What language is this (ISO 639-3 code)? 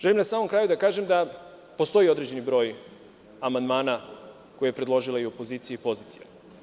srp